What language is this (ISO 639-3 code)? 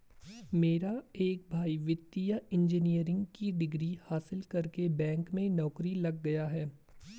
hin